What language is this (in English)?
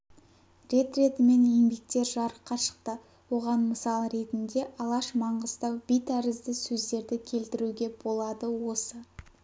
Kazakh